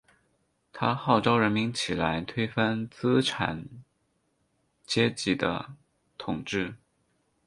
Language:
Chinese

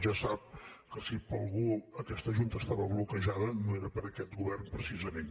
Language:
Catalan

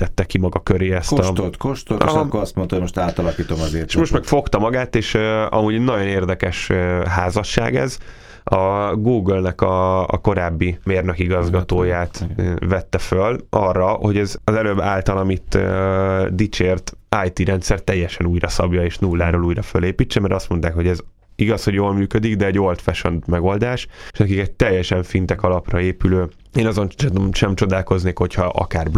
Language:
Hungarian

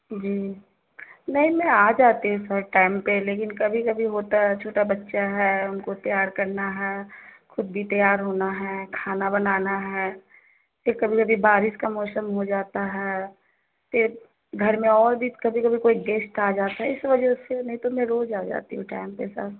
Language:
Urdu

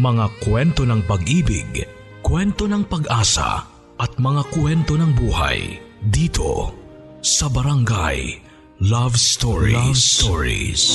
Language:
Filipino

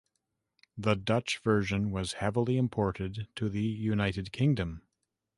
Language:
English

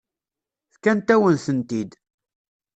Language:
Kabyle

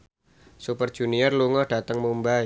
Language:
Javanese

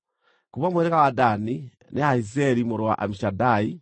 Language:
Kikuyu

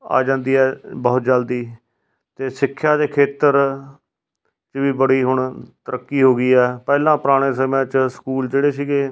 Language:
Punjabi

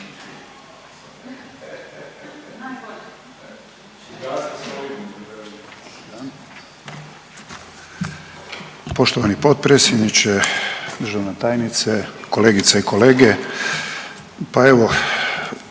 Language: Croatian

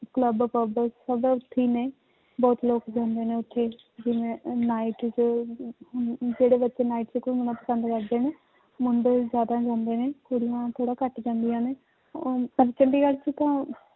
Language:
Punjabi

